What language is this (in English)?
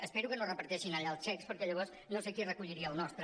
Catalan